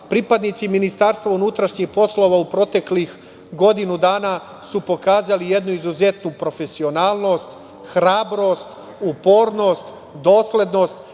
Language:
Serbian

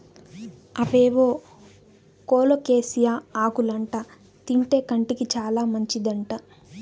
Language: Telugu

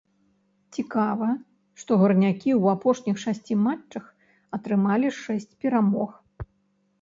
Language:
Belarusian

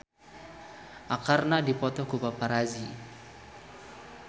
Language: Sundanese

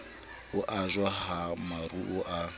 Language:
Southern Sotho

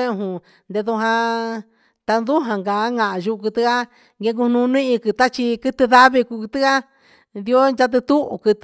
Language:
Huitepec Mixtec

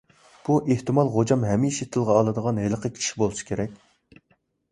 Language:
Uyghur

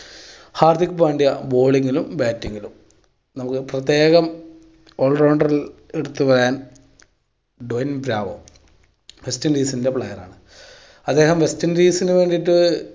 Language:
Malayalam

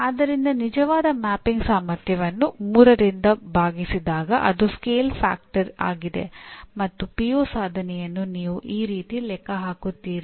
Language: Kannada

